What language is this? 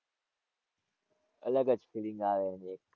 Gujarati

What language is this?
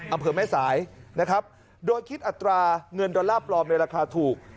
Thai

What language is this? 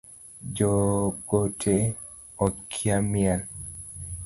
Luo (Kenya and Tanzania)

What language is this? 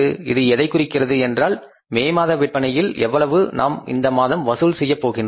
Tamil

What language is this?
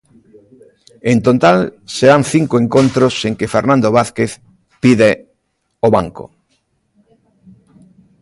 Galician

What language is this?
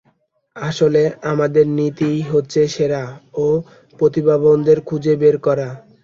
Bangla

